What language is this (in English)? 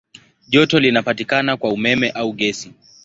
Swahili